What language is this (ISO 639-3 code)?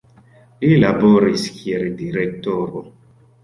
epo